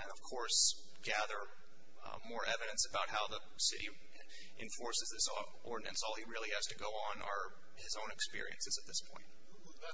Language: English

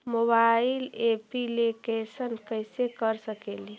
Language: Magahi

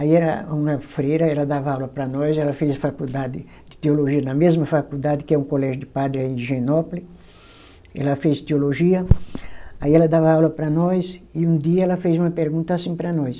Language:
Portuguese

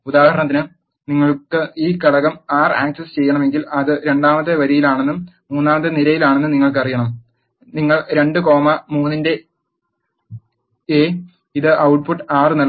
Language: Malayalam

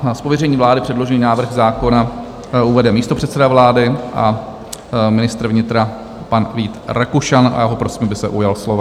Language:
Czech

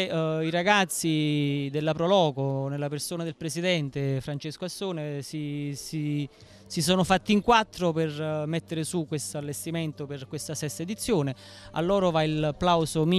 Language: Italian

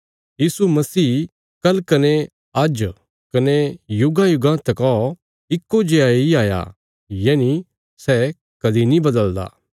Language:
Bilaspuri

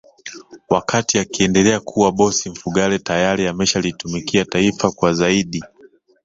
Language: Swahili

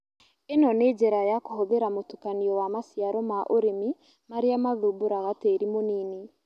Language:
Kikuyu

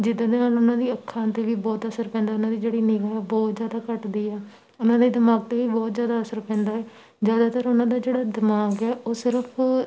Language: Punjabi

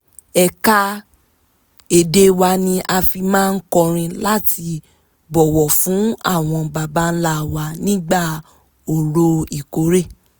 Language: Yoruba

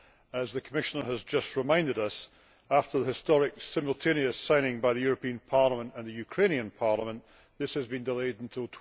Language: English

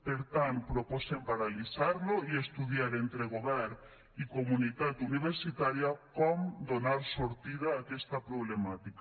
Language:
Catalan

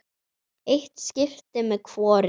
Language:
Icelandic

